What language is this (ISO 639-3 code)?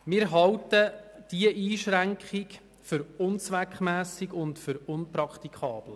gsw